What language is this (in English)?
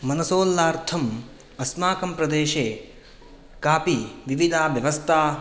Sanskrit